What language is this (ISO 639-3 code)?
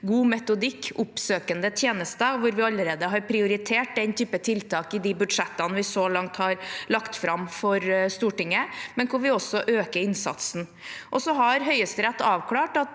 nor